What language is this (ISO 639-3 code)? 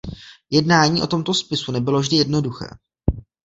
ces